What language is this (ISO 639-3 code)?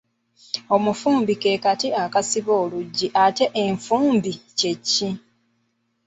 lug